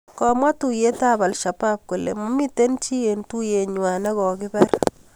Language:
Kalenjin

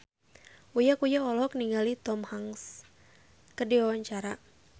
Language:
Sundanese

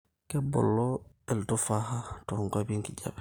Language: Masai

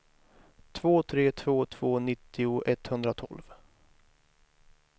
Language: Swedish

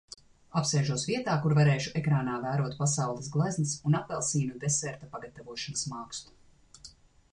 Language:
Latvian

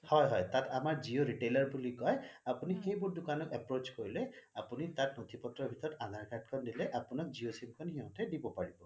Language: Assamese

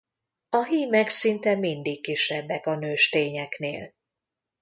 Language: Hungarian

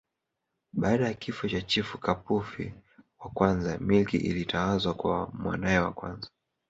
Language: Swahili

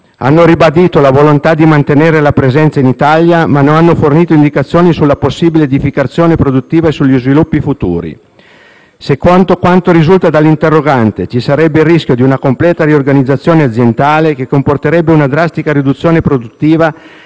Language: Italian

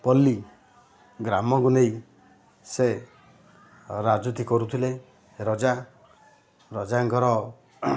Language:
Odia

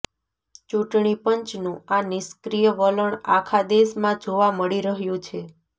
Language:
Gujarati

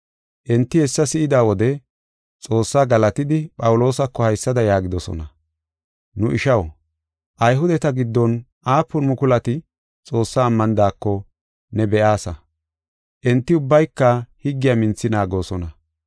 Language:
Gofa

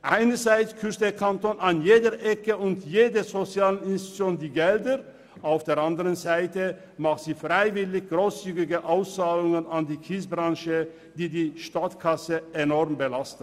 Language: Swiss German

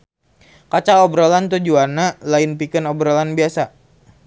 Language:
Sundanese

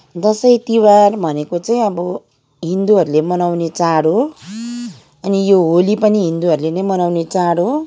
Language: Nepali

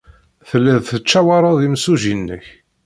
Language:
Kabyle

